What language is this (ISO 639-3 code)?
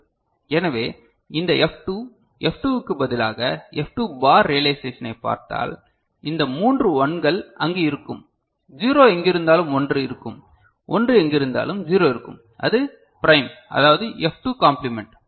tam